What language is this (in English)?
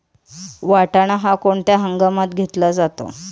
Marathi